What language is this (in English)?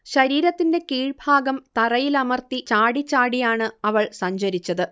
Malayalam